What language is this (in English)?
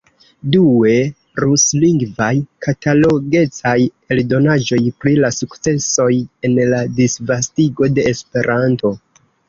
Esperanto